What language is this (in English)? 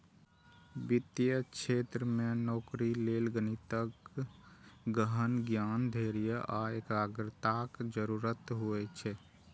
Maithili